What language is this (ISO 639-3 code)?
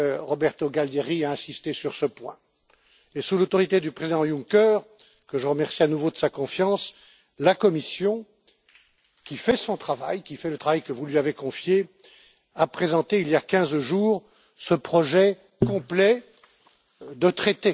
fra